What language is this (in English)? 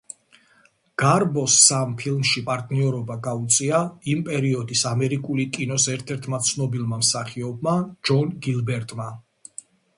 Georgian